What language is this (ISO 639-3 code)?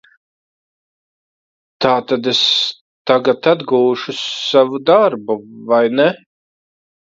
lav